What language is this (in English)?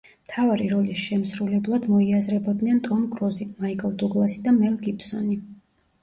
Georgian